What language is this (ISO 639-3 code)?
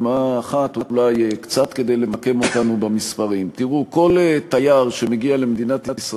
heb